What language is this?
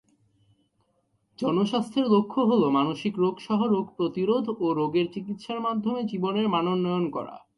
Bangla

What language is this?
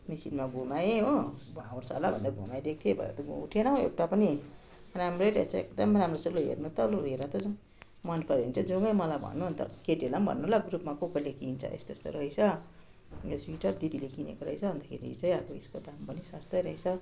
Nepali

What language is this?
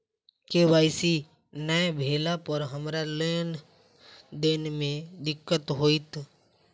Maithili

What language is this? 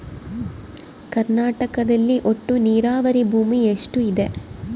Kannada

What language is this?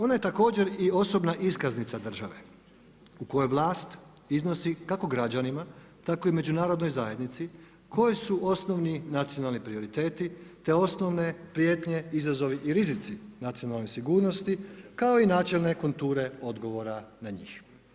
Croatian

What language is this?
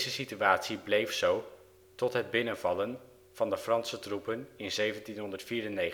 Dutch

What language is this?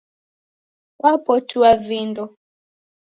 Taita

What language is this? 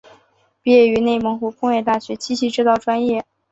Chinese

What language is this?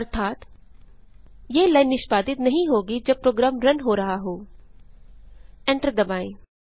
Hindi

